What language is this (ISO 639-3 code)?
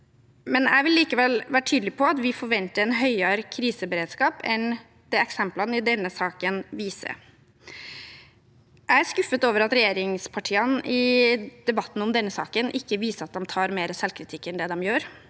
nor